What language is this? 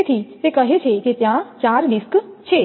Gujarati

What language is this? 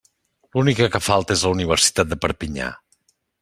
Catalan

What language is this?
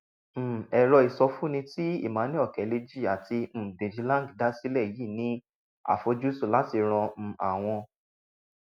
Yoruba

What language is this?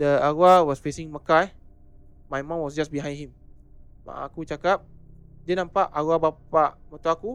Malay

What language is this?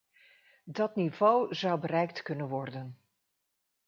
Dutch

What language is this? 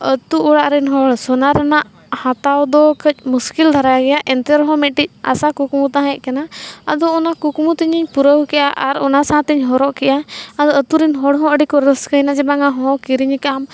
Santali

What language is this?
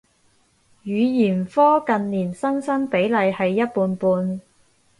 Cantonese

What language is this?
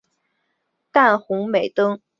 Chinese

